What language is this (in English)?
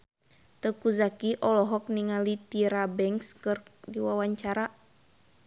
Sundanese